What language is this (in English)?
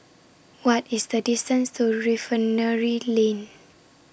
English